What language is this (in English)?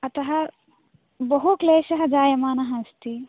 Sanskrit